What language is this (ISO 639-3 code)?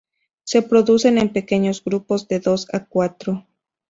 spa